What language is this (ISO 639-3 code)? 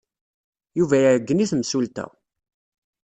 kab